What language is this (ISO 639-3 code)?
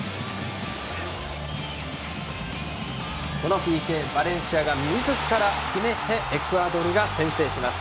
jpn